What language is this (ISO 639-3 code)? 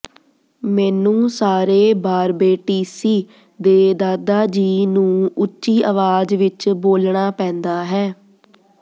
pan